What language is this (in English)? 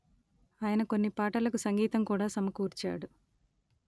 Telugu